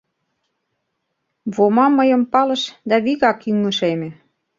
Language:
Mari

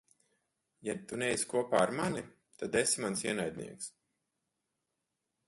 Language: Latvian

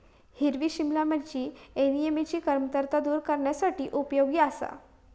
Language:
Marathi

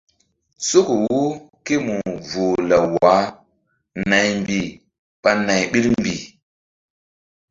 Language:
Mbum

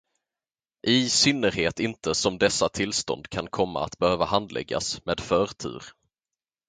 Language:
Swedish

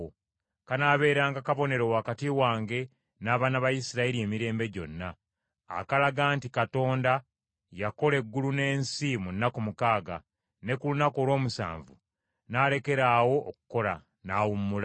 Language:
Ganda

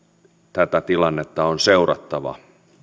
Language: Finnish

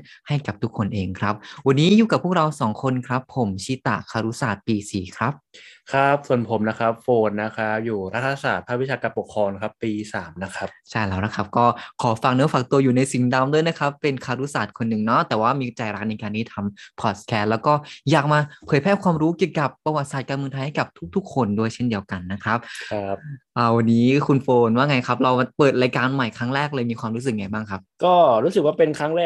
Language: Thai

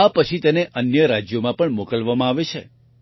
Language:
Gujarati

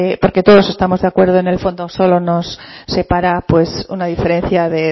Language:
Spanish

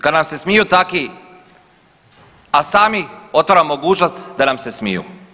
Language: Croatian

